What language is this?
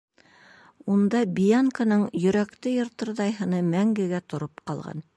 Bashkir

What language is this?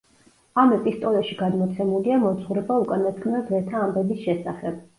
Georgian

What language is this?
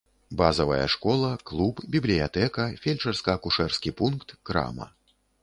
Belarusian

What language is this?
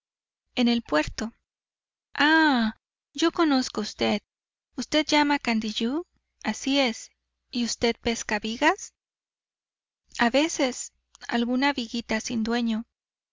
Spanish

